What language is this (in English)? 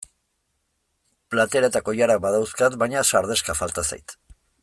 Basque